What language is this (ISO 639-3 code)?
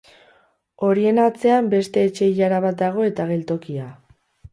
eus